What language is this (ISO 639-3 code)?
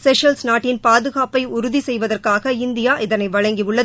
tam